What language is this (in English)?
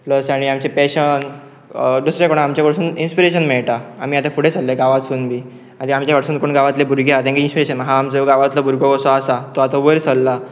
Konkani